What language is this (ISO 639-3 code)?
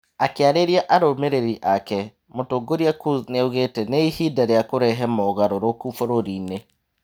kik